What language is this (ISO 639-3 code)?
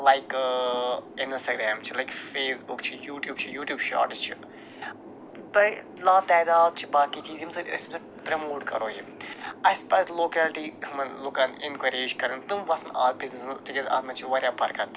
kas